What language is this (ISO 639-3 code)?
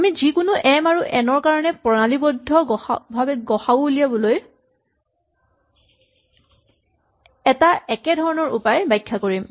asm